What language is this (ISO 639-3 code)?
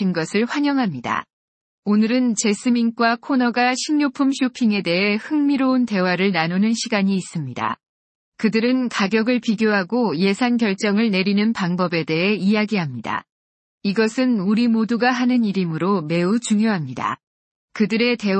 kor